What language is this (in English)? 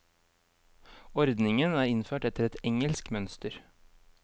Norwegian